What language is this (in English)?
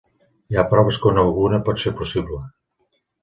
Catalan